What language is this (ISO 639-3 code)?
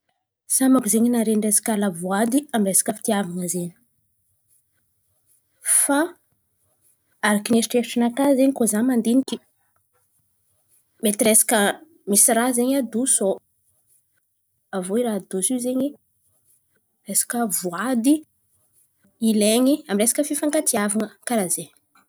xmv